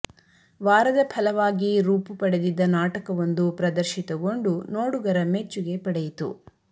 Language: Kannada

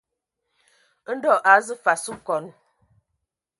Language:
Ewondo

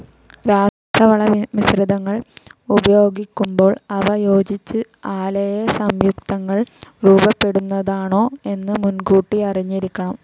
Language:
Malayalam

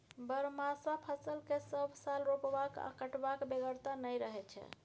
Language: Maithili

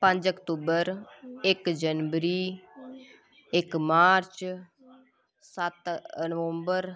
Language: Dogri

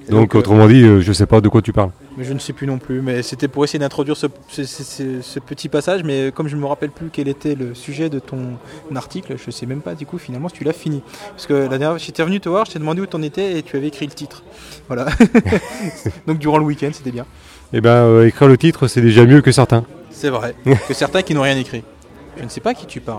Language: French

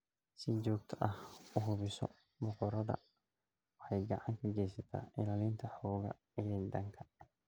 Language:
Somali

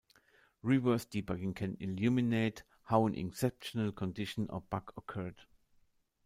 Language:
English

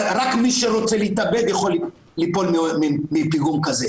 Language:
Hebrew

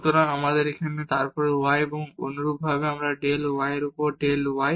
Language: Bangla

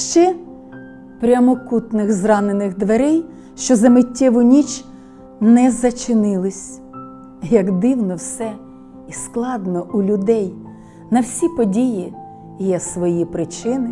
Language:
Ukrainian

